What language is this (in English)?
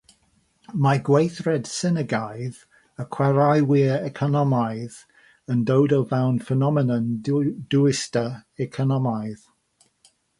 Welsh